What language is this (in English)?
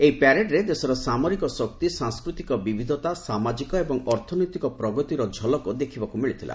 Odia